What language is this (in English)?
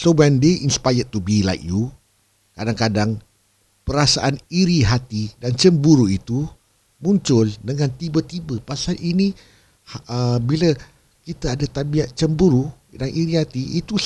Malay